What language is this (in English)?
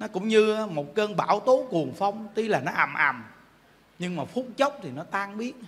Vietnamese